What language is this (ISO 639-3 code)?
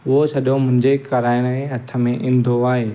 snd